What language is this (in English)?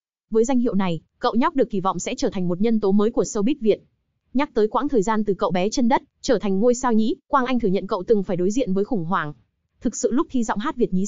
Vietnamese